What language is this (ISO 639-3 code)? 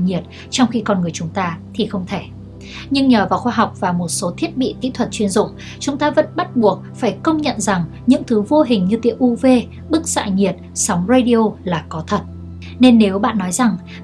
vie